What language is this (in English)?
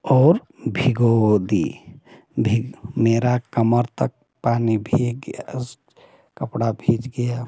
Hindi